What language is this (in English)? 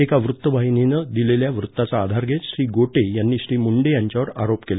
Marathi